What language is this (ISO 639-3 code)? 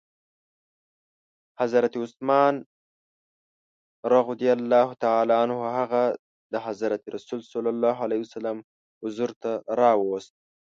pus